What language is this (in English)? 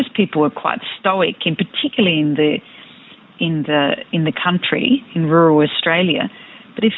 Indonesian